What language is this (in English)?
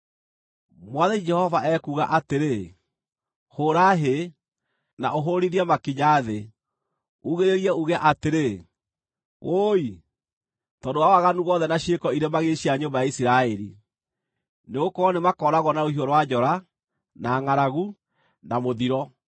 Kikuyu